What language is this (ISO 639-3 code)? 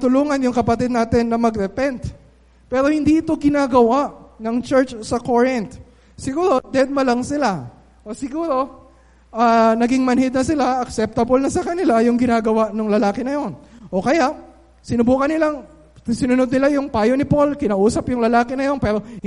fil